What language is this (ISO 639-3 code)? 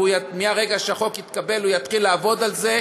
heb